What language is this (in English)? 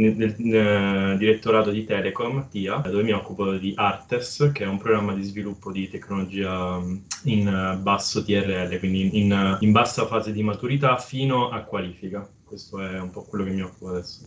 Italian